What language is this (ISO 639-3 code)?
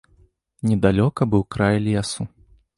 bel